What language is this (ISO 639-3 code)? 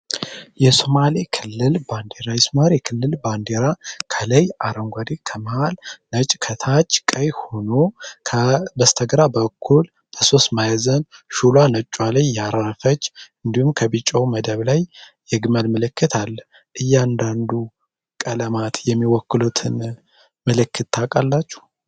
amh